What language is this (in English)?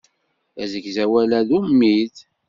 Kabyle